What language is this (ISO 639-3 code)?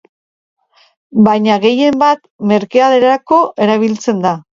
eus